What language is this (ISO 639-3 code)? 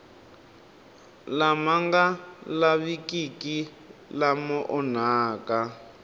tso